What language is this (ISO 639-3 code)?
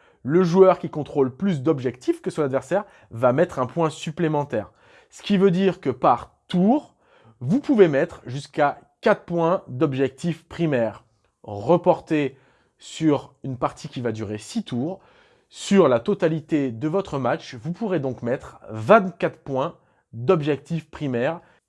fra